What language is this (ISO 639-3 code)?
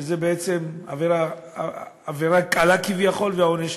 heb